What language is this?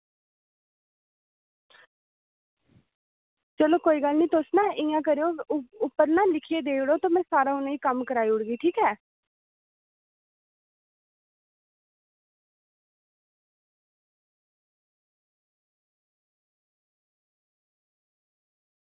Dogri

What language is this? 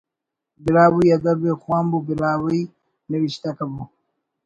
Brahui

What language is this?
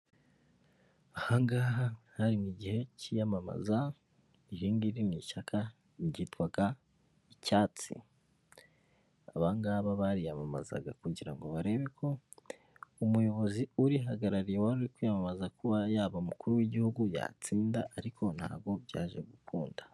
Kinyarwanda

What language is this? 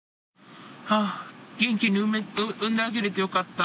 Japanese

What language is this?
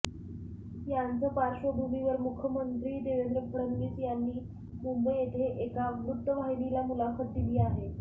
Marathi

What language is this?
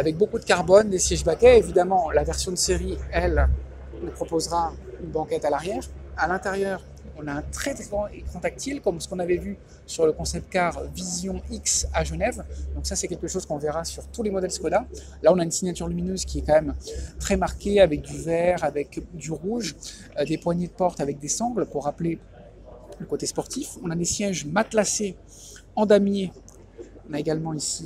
French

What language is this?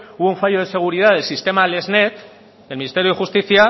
Spanish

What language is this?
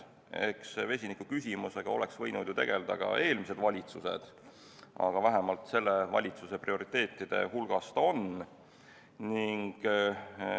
Estonian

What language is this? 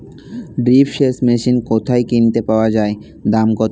Bangla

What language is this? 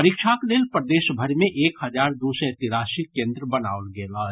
Maithili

